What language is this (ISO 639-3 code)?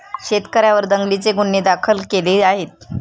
mar